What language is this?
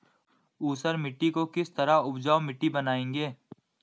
Hindi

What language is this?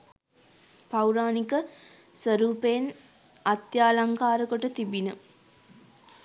Sinhala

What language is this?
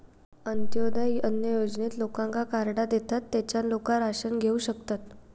Marathi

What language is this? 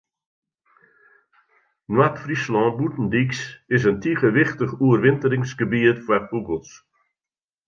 Western Frisian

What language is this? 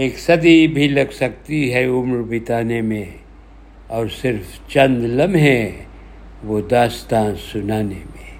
Urdu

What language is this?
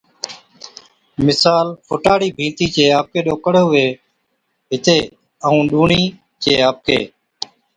Od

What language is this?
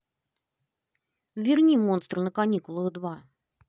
Russian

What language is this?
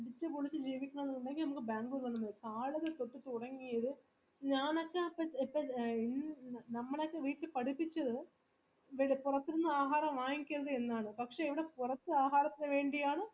Malayalam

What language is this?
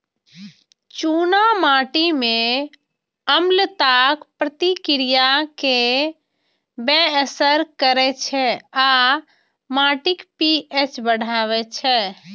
Maithili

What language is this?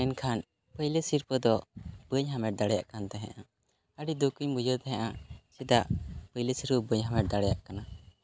Santali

